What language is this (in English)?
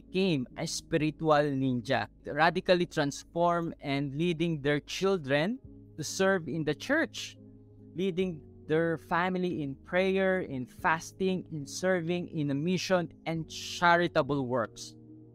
Filipino